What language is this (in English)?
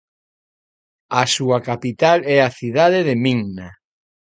Galician